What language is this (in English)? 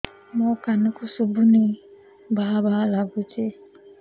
Odia